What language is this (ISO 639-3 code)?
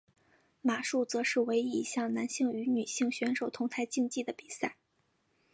zho